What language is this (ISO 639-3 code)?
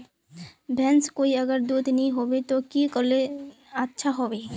mag